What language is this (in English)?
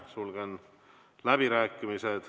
Estonian